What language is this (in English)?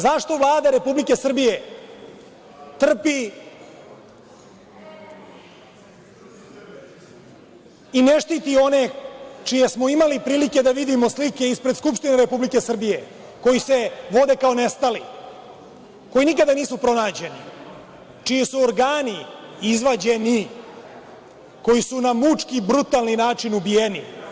Serbian